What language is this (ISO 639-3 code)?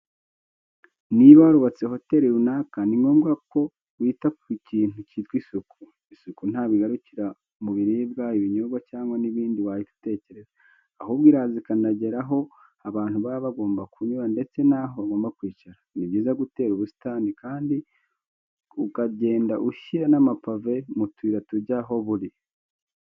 kin